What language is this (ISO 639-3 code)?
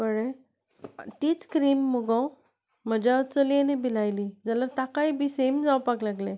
kok